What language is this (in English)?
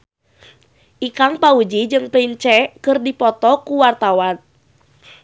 Sundanese